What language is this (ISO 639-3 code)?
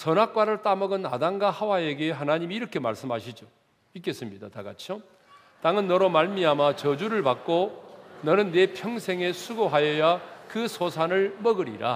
kor